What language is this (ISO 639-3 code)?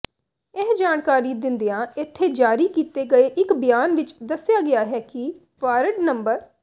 pan